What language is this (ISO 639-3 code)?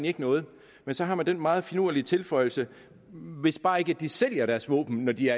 dan